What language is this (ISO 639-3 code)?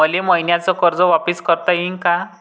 mar